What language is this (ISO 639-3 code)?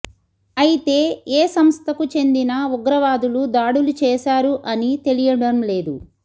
tel